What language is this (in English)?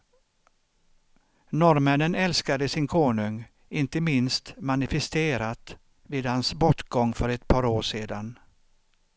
Swedish